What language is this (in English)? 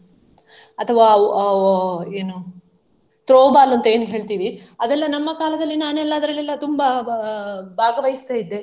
Kannada